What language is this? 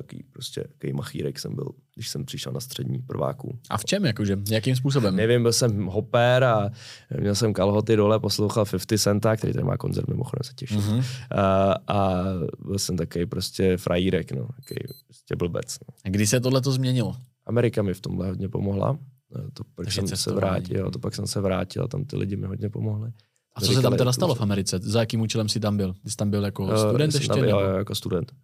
Czech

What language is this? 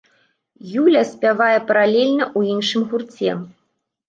Belarusian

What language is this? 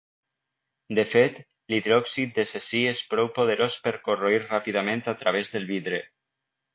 Catalan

